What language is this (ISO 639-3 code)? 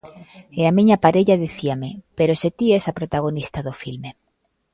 glg